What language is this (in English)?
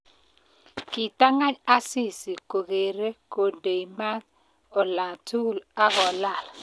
Kalenjin